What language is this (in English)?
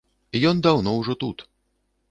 Belarusian